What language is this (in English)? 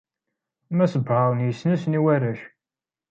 Kabyle